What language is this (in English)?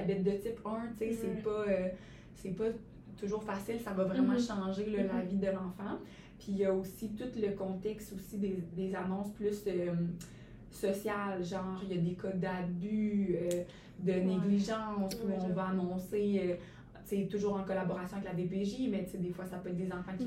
French